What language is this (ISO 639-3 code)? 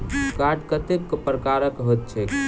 mai